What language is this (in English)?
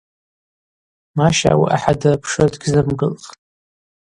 Abaza